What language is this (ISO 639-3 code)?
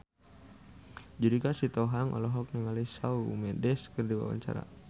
sun